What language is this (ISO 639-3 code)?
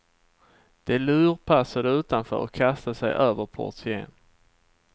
swe